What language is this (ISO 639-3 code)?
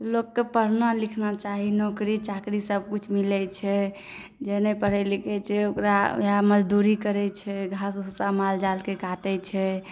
mai